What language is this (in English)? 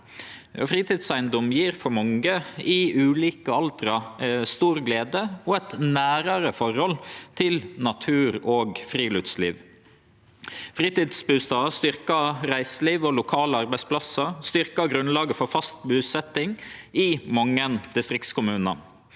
Norwegian